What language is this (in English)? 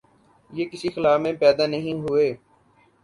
Urdu